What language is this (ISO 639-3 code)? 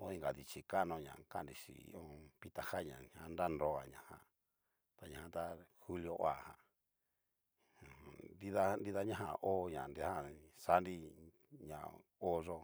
miu